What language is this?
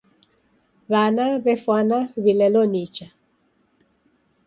Taita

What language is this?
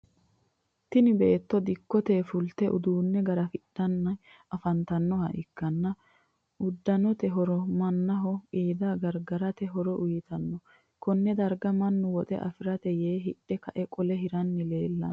Sidamo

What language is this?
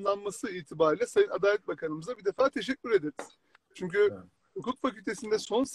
Turkish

